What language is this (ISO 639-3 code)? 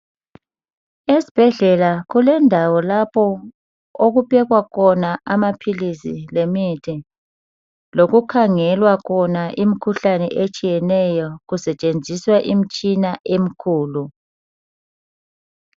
nde